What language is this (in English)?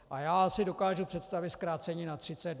Czech